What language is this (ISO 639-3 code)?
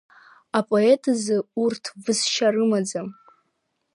abk